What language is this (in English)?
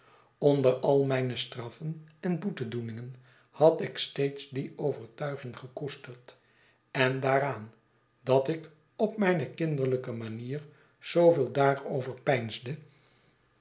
Dutch